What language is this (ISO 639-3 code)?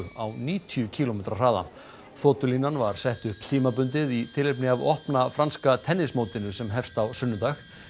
isl